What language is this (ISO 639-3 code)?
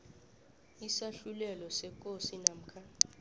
nbl